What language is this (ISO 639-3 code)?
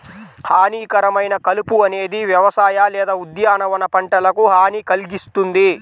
tel